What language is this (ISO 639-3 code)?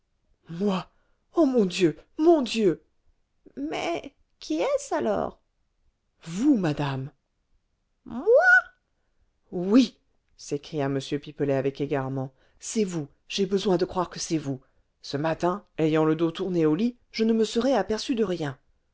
fra